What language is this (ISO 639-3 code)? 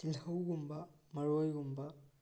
mni